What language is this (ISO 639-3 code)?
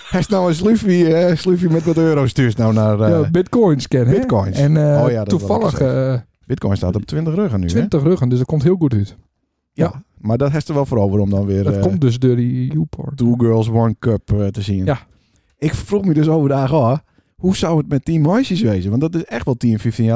nld